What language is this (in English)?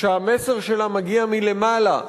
Hebrew